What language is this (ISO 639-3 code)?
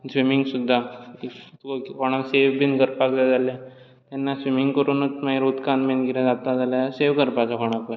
kok